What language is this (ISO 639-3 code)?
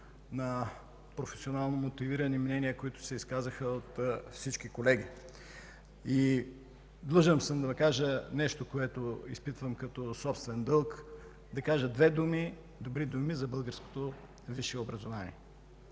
bul